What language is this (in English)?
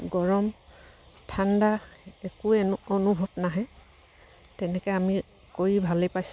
Assamese